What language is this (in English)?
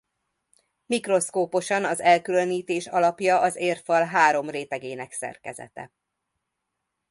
Hungarian